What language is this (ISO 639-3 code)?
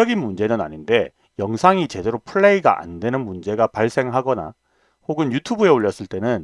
kor